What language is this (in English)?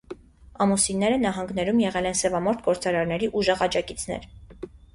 Armenian